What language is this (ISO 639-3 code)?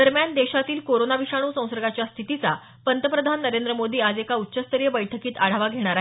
mar